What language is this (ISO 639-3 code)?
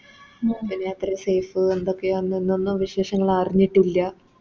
mal